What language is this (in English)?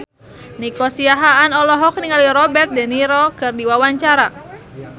Sundanese